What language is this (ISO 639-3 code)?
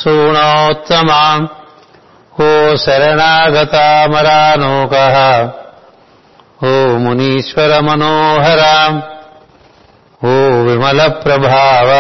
tel